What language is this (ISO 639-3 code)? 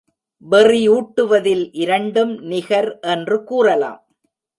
tam